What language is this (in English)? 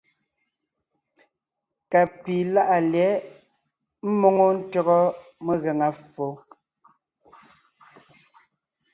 Ngiemboon